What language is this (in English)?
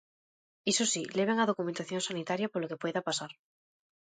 Galician